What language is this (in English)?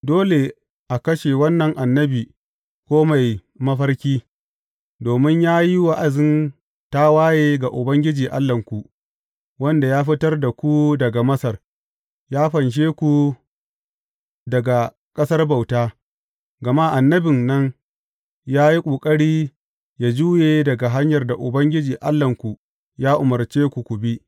Hausa